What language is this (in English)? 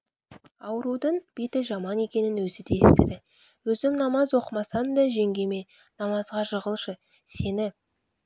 Kazakh